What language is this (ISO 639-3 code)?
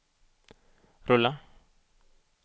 swe